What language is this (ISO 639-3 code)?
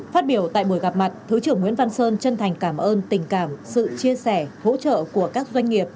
vie